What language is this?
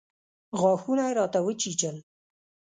Pashto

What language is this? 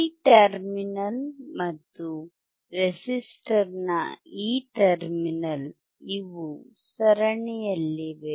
Kannada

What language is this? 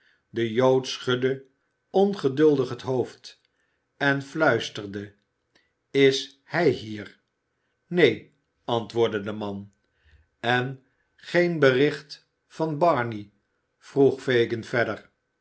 Dutch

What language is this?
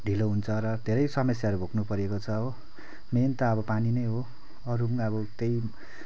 Nepali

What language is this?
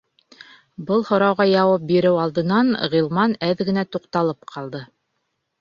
Bashkir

